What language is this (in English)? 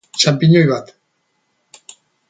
Basque